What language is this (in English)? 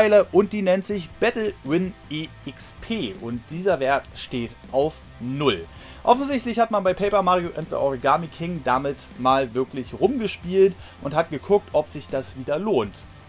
German